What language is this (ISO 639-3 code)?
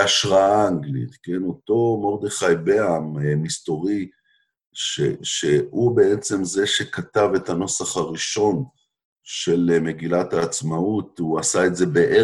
heb